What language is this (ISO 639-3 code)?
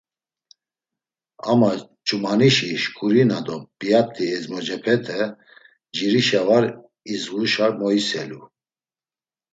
lzz